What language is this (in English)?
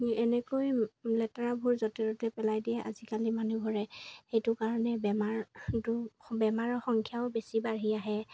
Assamese